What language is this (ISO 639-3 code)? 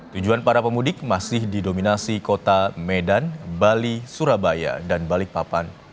ind